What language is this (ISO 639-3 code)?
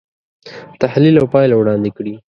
pus